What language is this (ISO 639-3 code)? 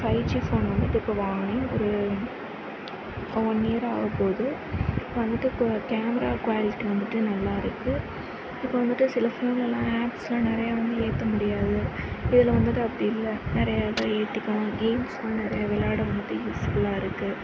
tam